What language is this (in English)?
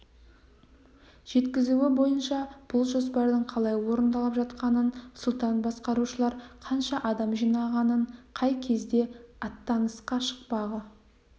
Kazakh